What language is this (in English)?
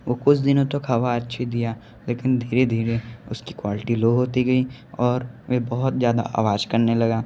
Hindi